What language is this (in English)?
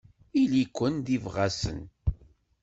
Kabyle